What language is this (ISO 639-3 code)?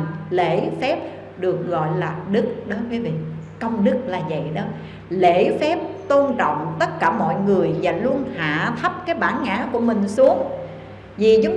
vie